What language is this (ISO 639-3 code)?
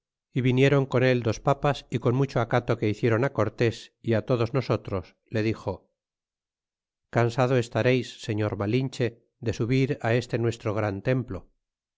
spa